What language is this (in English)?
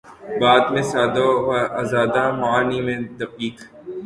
Urdu